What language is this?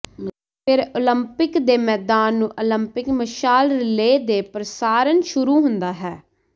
Punjabi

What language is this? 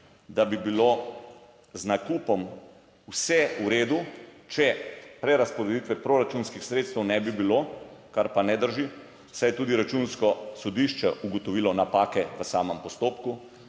Slovenian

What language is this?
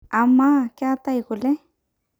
Masai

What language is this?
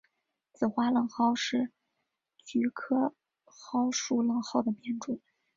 Chinese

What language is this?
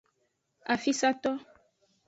Aja (Benin)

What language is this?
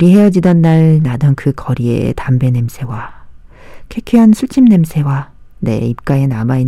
Korean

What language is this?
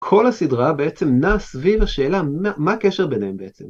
Hebrew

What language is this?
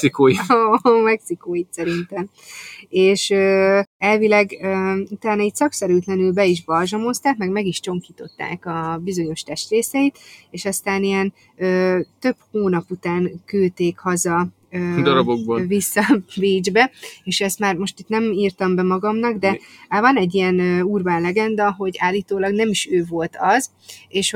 Hungarian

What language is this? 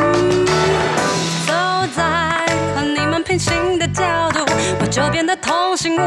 Chinese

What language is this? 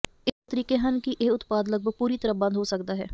Punjabi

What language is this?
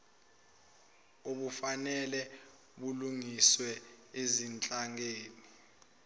Zulu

